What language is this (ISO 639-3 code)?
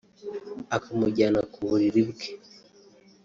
kin